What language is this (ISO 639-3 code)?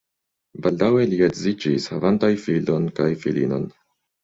epo